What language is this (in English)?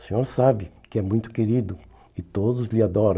Portuguese